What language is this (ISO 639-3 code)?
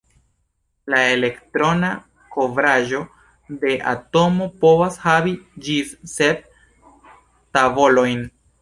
epo